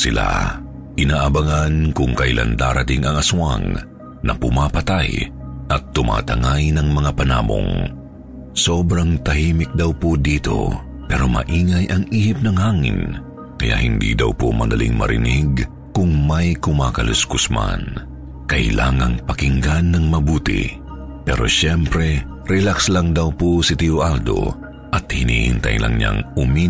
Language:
Filipino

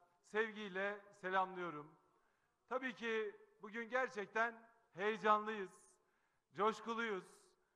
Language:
Turkish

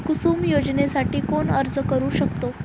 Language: Marathi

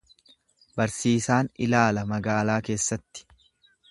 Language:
Oromo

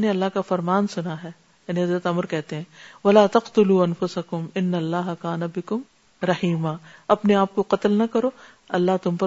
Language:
Urdu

